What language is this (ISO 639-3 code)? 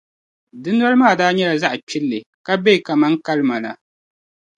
dag